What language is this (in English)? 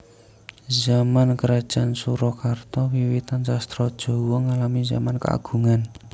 Javanese